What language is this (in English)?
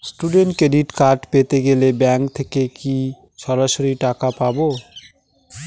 Bangla